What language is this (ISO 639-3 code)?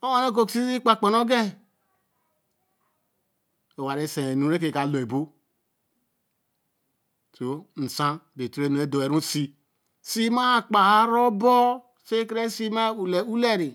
elm